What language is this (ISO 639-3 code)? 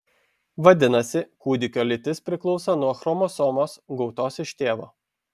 lit